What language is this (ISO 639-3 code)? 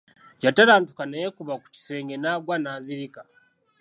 lug